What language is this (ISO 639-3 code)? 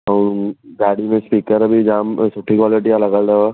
snd